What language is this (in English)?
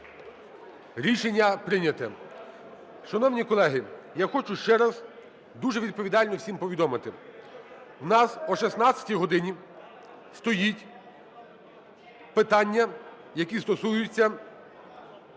Ukrainian